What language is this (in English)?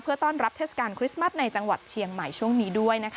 Thai